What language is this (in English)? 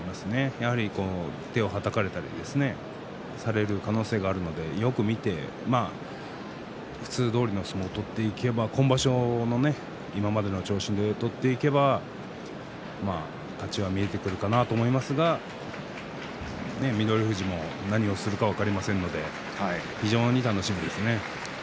Japanese